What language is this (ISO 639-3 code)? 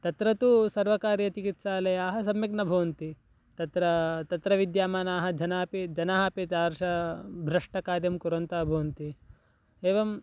san